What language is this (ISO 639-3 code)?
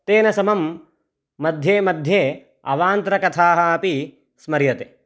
san